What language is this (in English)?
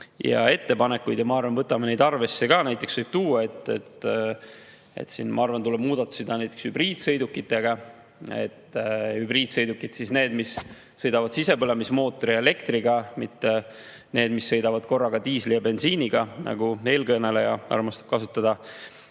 Estonian